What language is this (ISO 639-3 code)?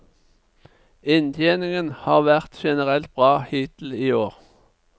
nor